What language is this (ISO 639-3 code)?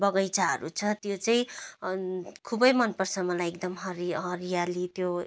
nep